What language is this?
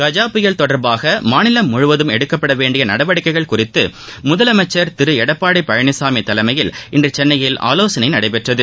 Tamil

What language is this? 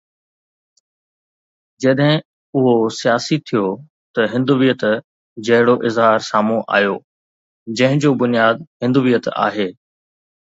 Sindhi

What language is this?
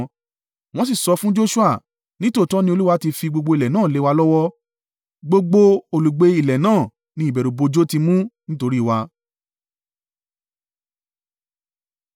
Yoruba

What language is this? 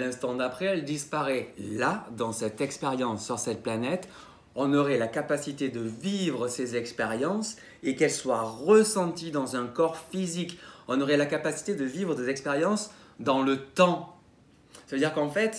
French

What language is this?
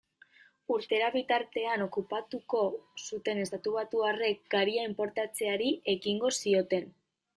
Basque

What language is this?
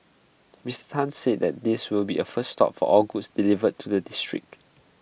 English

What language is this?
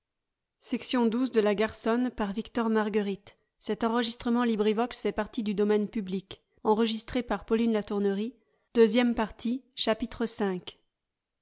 French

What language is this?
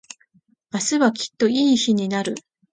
Japanese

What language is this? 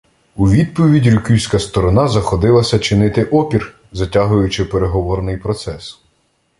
Ukrainian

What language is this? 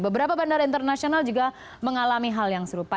Indonesian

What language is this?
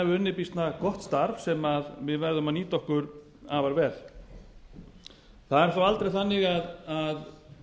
Icelandic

